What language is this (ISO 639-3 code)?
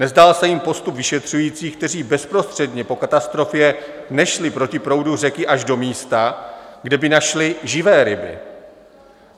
ces